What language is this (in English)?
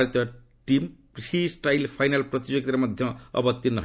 Odia